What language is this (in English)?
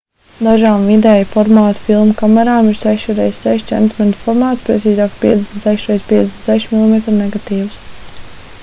Latvian